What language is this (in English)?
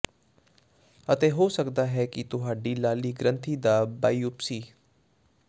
Punjabi